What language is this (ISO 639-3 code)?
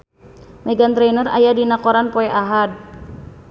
sun